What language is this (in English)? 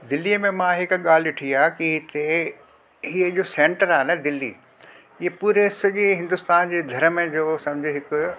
Sindhi